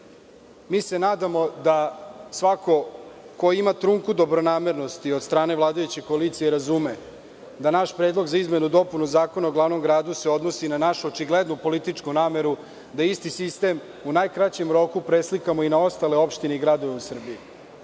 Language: Serbian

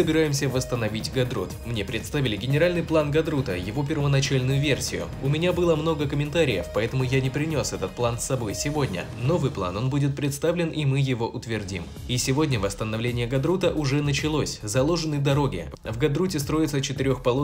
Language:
Russian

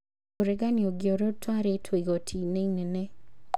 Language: Kikuyu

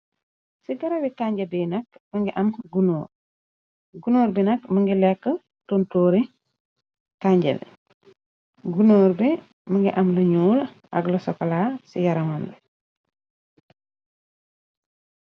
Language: Wolof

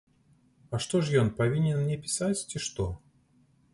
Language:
Belarusian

